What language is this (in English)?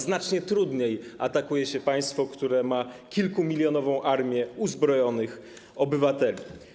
Polish